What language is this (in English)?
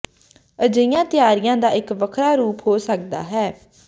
Punjabi